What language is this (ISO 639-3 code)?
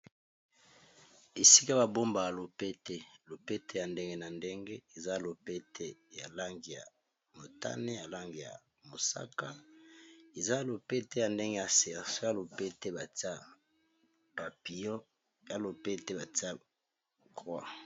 lin